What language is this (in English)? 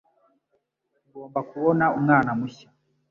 Kinyarwanda